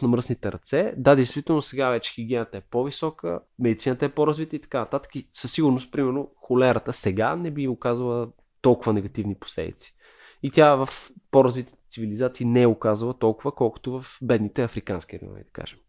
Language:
Bulgarian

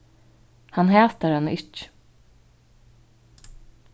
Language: Faroese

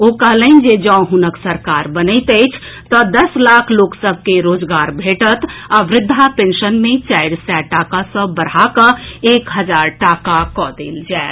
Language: Maithili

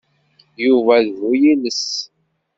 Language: Kabyle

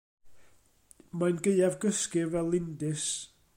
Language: Welsh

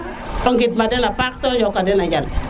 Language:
Serer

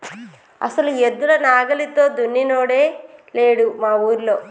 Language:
Telugu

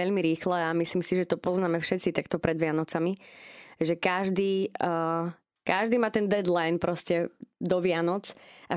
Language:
Slovak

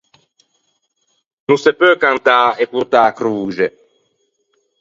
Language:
Ligurian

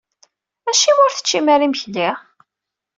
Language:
Kabyle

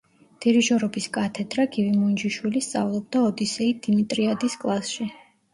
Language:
Georgian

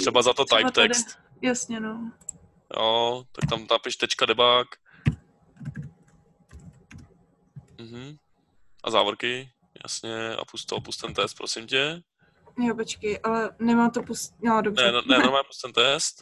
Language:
Czech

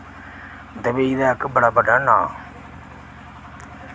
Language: Dogri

